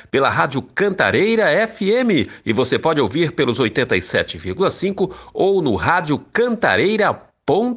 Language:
Portuguese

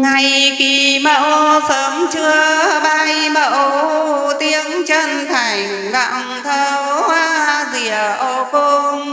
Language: Vietnamese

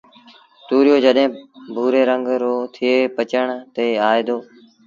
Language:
Sindhi Bhil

